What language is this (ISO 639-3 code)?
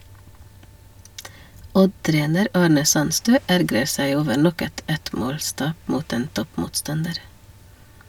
nor